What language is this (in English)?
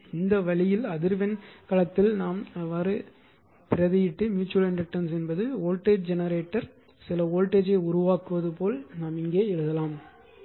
Tamil